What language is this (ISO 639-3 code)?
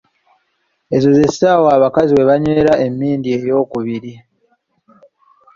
lug